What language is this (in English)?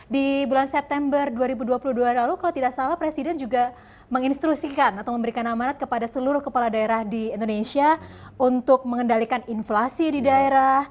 Indonesian